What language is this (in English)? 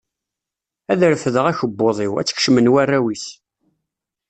Kabyle